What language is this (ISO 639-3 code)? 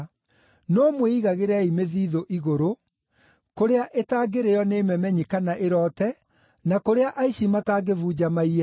kik